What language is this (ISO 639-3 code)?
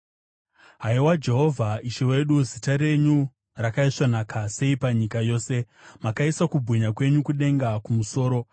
sna